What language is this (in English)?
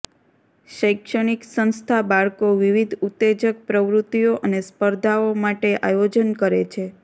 Gujarati